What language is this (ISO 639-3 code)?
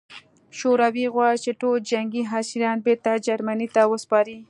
pus